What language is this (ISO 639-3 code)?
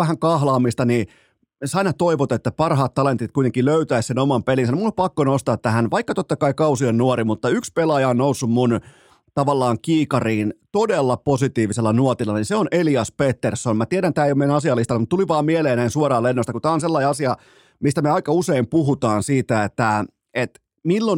fin